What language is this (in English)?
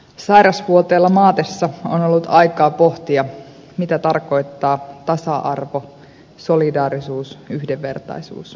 Finnish